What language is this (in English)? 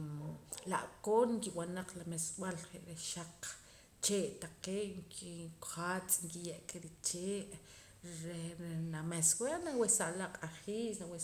Poqomam